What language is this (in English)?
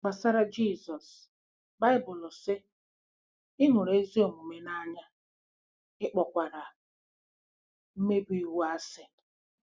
Igbo